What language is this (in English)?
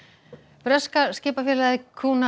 Icelandic